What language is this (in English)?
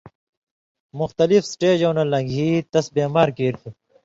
Indus Kohistani